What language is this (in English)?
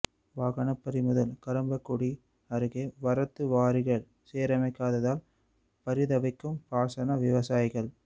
Tamil